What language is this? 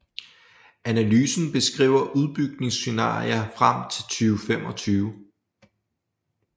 Danish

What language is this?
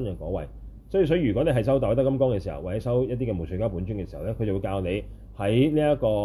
Chinese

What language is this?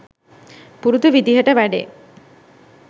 Sinhala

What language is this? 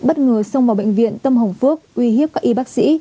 Vietnamese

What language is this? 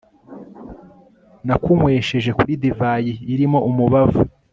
Kinyarwanda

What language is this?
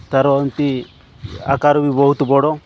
Odia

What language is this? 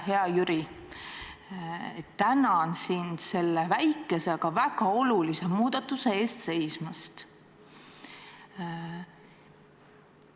Estonian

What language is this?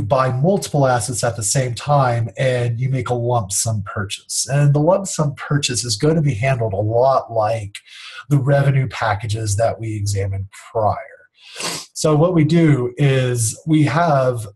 English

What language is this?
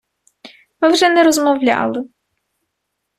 Ukrainian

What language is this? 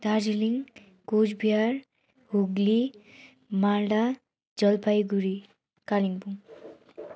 Nepali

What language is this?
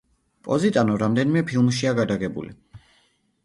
Georgian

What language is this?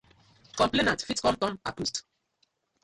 Nigerian Pidgin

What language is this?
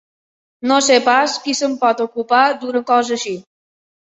Catalan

